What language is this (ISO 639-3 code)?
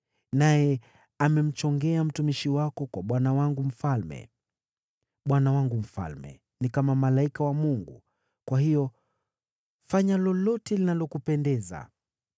swa